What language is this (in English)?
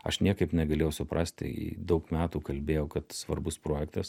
Lithuanian